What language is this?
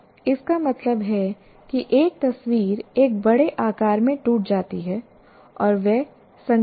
Hindi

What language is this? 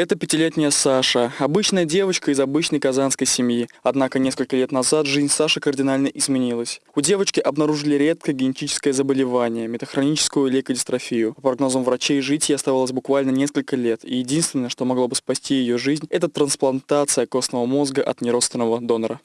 Russian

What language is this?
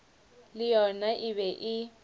Northern Sotho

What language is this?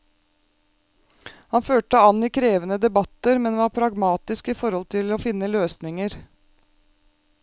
Norwegian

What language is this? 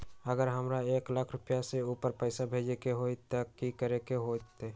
Magahi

